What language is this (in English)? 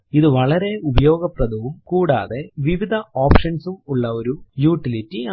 Malayalam